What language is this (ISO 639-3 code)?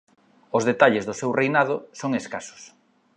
glg